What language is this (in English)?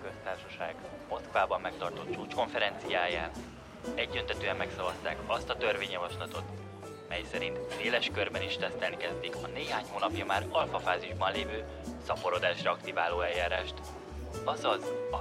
Hungarian